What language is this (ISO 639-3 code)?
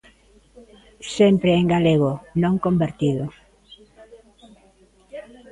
glg